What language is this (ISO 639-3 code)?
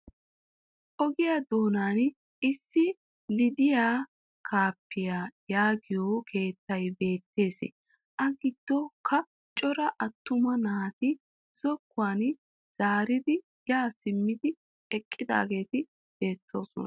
wal